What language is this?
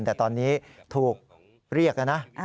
Thai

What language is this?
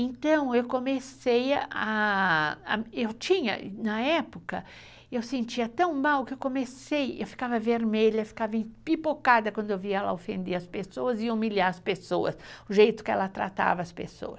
Portuguese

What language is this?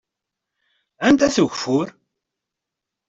Kabyle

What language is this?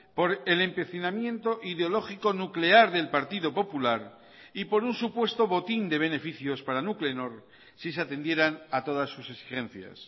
Spanish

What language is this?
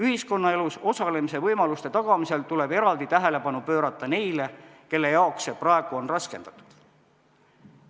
Estonian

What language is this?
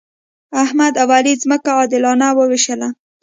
Pashto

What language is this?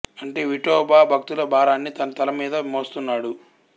Telugu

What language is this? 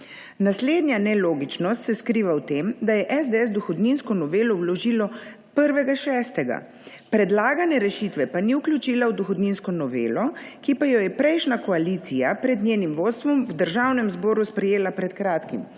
Slovenian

